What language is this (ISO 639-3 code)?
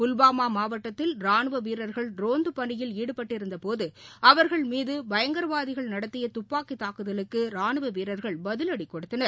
tam